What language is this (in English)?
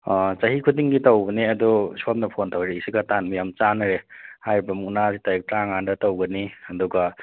Manipuri